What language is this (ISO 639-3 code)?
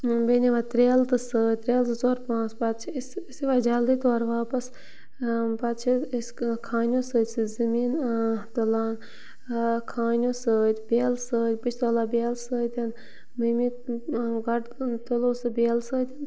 kas